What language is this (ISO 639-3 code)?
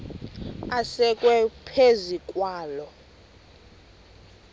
xho